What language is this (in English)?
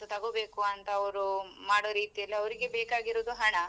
Kannada